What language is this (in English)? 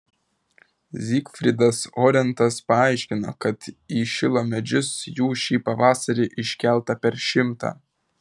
Lithuanian